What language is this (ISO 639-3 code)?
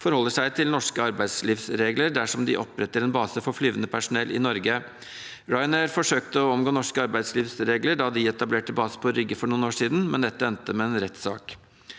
nor